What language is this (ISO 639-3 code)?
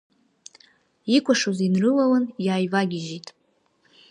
abk